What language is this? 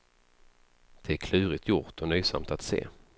Swedish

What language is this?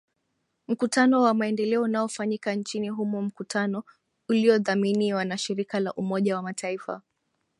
Swahili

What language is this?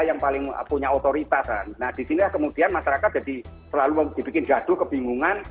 Indonesian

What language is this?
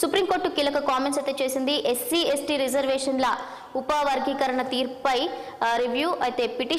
Telugu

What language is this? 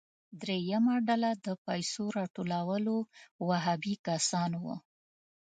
Pashto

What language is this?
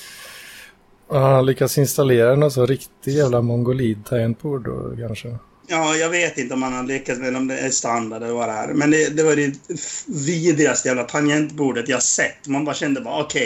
Swedish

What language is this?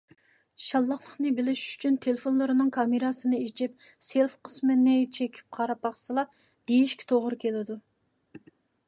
Uyghur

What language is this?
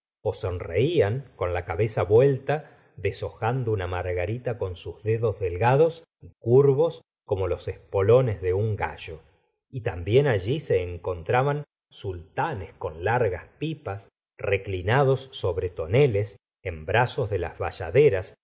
Spanish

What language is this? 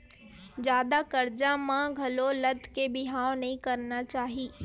Chhattisgarhi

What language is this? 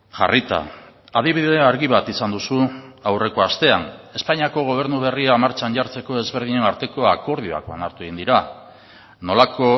Basque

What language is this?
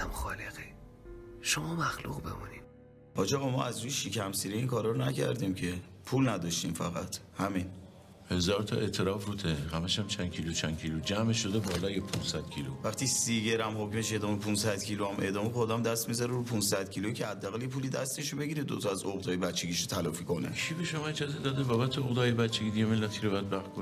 Persian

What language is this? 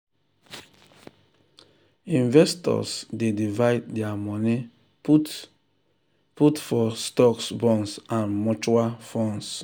Nigerian Pidgin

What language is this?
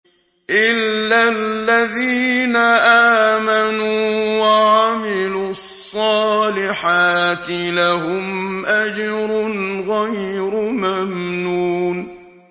Arabic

